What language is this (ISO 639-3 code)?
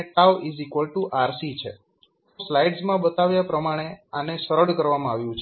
guj